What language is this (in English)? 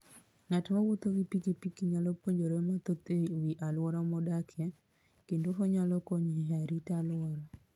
Luo (Kenya and Tanzania)